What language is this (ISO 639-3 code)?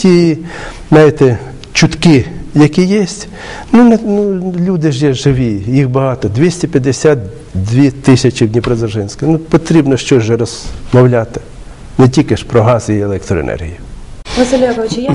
ukr